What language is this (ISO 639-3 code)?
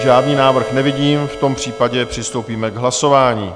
ces